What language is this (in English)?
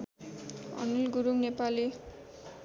Nepali